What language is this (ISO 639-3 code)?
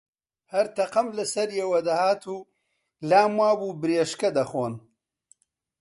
ckb